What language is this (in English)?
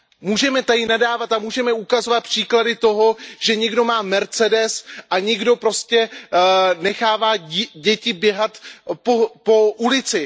Czech